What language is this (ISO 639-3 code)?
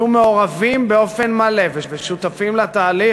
heb